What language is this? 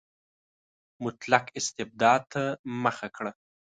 Pashto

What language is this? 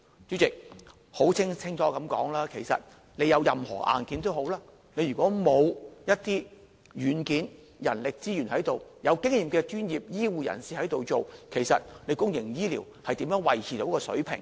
Cantonese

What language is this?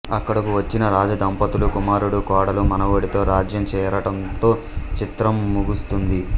Telugu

